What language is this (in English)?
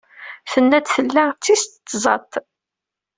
Kabyle